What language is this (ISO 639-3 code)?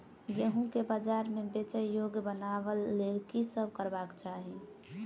mai